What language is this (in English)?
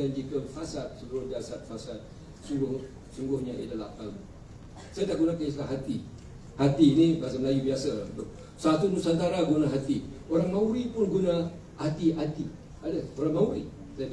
Malay